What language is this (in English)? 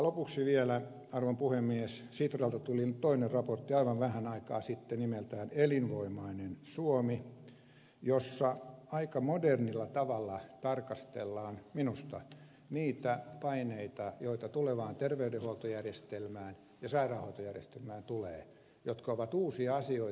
Finnish